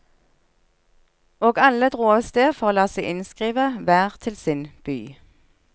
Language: Norwegian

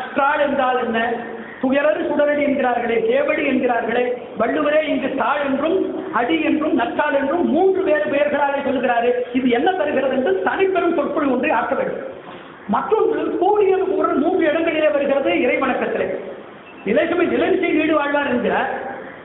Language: English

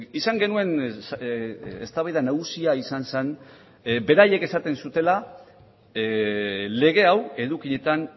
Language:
Basque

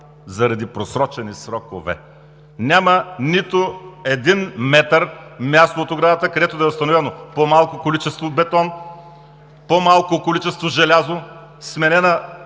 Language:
Bulgarian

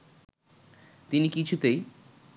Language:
Bangla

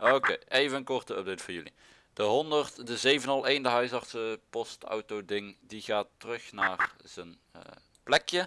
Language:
Dutch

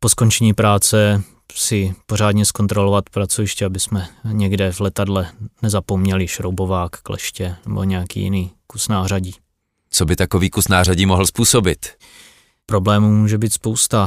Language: Czech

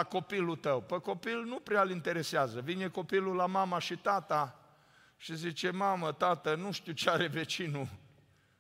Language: Romanian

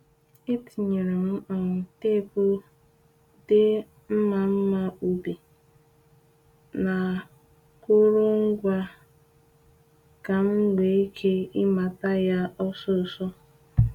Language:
Igbo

